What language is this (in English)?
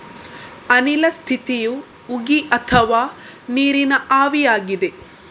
Kannada